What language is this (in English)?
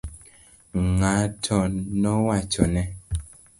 Luo (Kenya and Tanzania)